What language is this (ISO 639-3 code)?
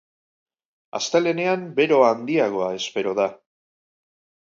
eus